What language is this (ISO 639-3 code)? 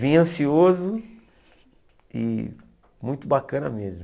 por